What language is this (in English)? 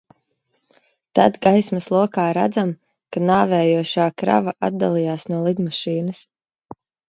Latvian